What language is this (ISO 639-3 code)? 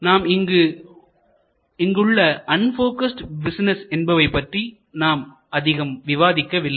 tam